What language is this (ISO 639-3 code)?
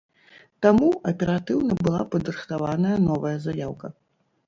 bel